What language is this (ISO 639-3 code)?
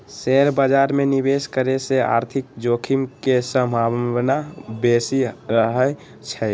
mag